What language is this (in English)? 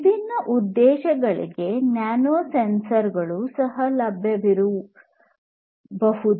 Kannada